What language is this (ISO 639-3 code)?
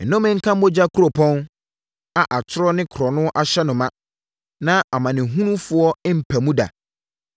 aka